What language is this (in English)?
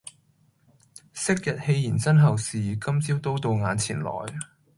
Cantonese